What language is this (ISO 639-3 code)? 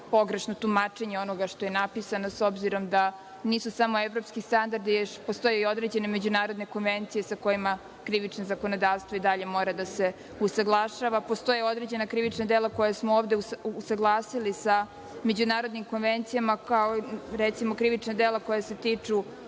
srp